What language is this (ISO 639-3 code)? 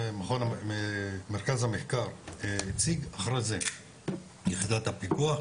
heb